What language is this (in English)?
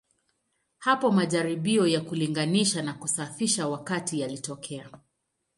Swahili